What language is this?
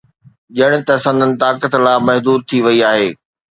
Sindhi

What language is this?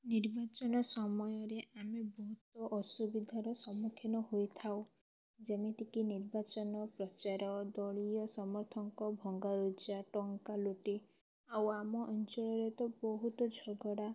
Odia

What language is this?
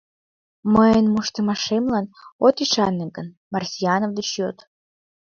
Mari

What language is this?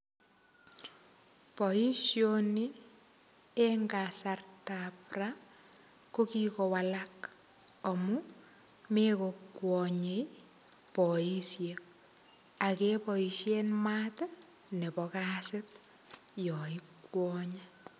Kalenjin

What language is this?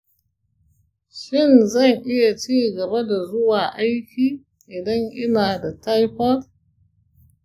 Hausa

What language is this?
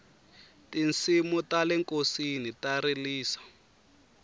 Tsonga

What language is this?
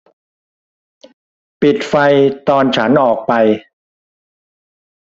Thai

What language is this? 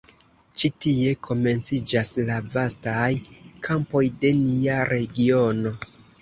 Esperanto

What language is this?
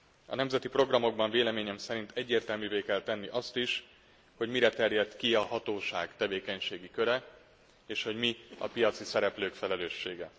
Hungarian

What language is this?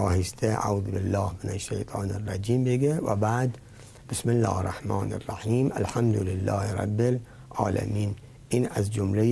Persian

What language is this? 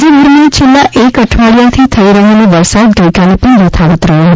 Gujarati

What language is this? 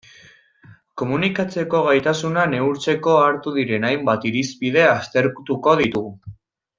Basque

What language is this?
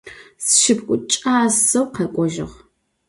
Adyghe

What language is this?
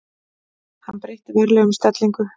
Icelandic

